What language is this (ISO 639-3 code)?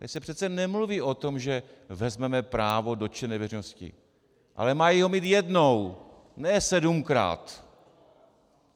ces